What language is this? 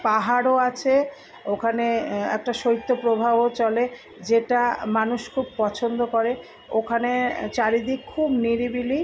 Bangla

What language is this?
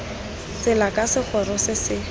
Tswana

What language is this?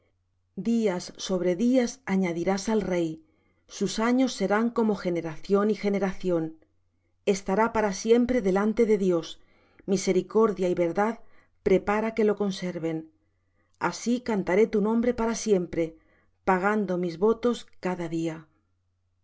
Spanish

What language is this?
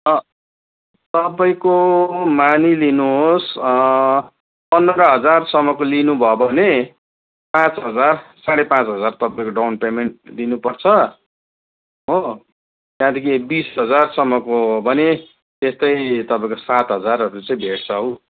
Nepali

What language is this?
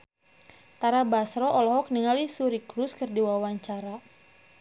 Sundanese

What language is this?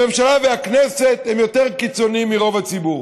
Hebrew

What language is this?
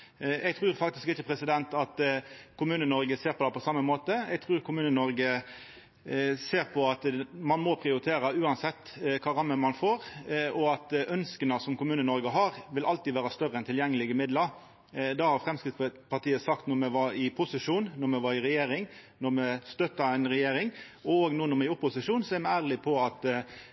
Norwegian Nynorsk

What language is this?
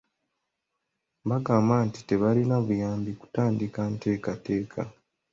Ganda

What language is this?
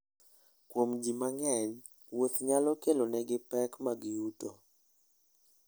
Luo (Kenya and Tanzania)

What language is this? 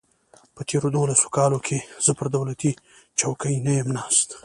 Pashto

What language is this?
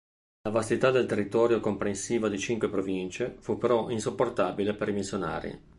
Italian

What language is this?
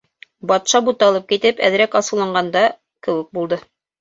Bashkir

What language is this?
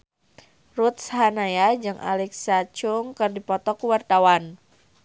Sundanese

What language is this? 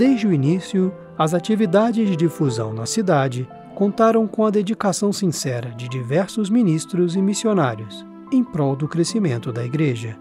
Portuguese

